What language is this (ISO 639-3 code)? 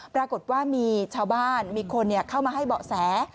tha